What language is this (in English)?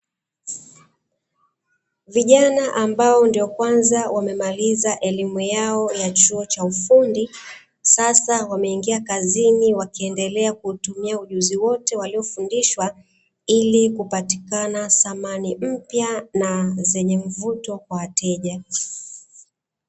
Swahili